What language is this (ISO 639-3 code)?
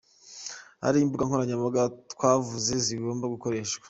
kin